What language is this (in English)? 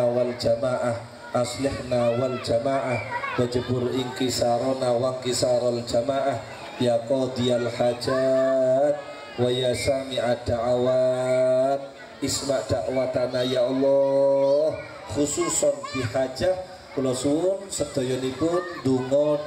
Indonesian